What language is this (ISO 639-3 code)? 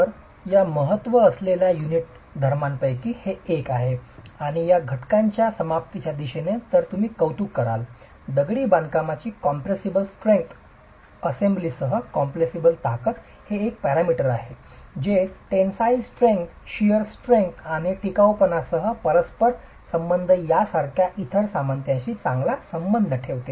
mar